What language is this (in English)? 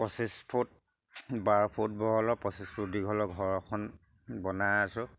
Assamese